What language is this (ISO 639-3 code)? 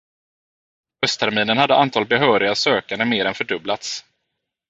swe